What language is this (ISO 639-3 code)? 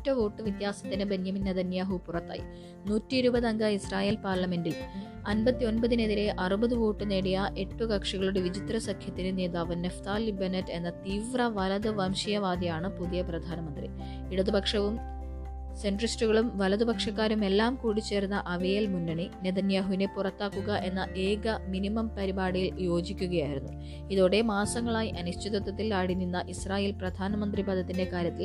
mal